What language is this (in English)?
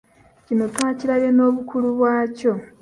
Ganda